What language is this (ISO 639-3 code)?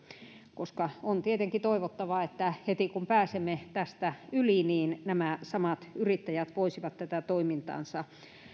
fin